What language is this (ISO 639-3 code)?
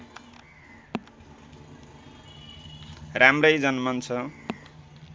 nep